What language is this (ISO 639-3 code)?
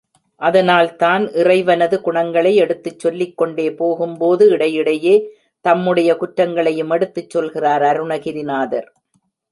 tam